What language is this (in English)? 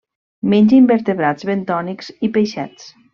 Catalan